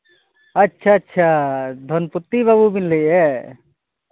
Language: Santali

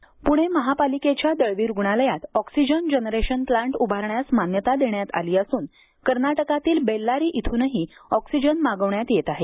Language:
Marathi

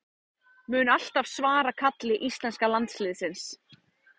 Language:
Icelandic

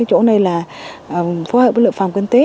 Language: Vietnamese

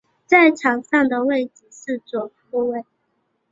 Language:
Chinese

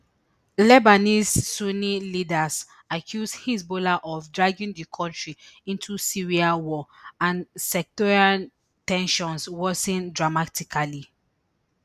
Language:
Nigerian Pidgin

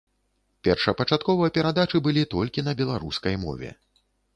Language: Belarusian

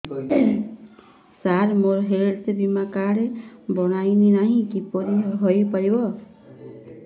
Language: Odia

